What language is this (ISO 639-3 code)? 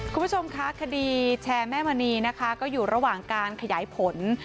tha